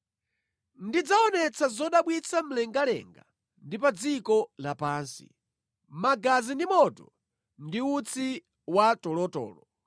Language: Nyanja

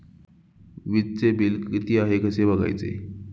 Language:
Marathi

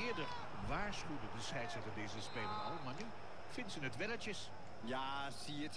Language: Dutch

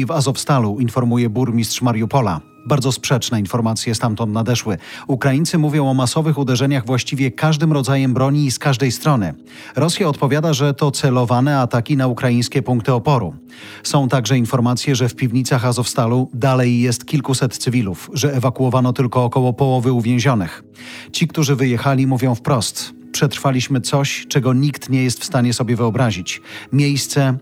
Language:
Polish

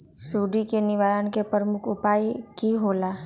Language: Magahi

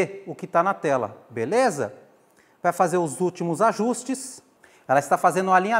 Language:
Portuguese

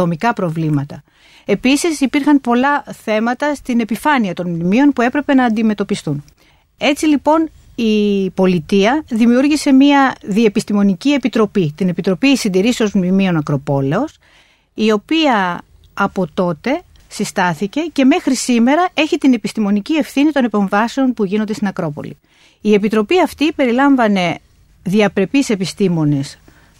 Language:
Greek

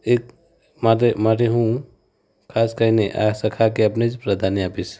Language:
Gujarati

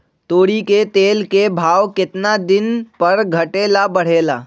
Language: Magahi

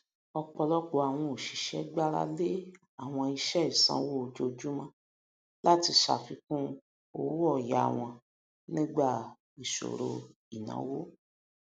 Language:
Yoruba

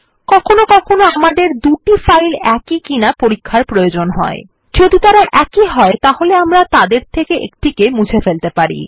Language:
Bangla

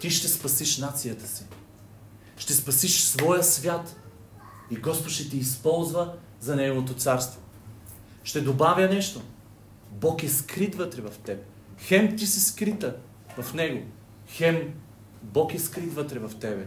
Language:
Bulgarian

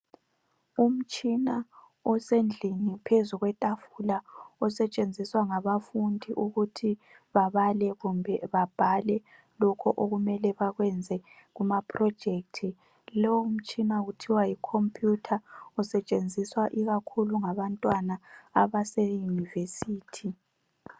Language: North Ndebele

